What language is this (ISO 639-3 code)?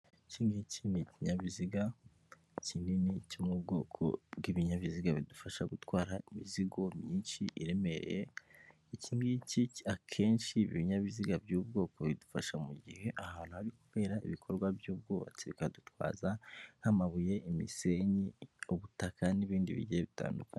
kin